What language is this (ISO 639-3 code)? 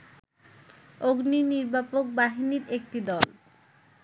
ben